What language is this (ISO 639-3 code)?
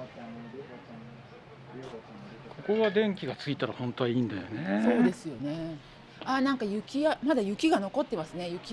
jpn